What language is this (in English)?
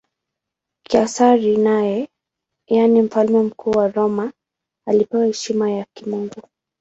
Swahili